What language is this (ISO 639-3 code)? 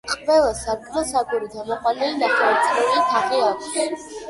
kat